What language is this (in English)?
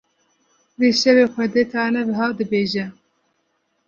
Kurdish